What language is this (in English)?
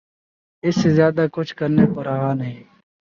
Urdu